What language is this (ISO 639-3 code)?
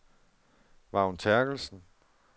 dan